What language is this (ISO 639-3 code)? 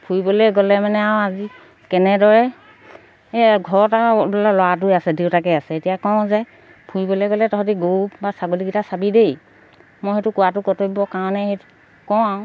asm